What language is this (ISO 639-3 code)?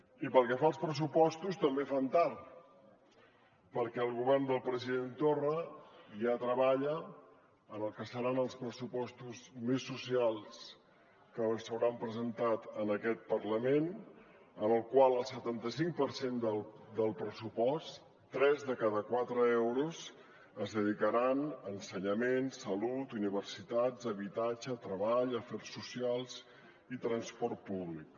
cat